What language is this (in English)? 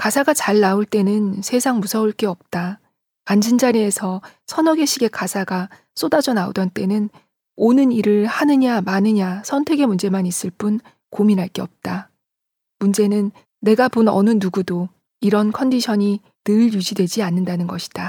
Korean